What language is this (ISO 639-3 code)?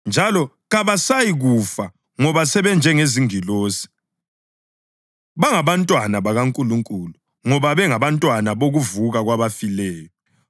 nde